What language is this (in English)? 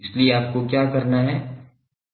Hindi